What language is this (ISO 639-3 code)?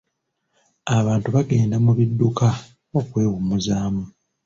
lug